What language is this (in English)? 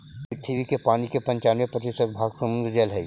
Magahi